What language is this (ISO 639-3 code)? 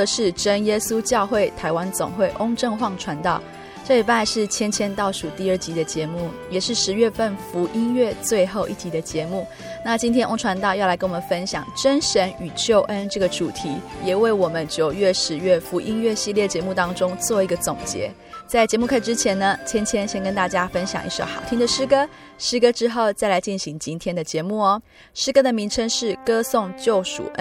zho